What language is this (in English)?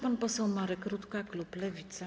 Polish